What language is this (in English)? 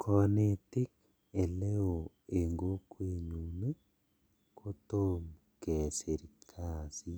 Kalenjin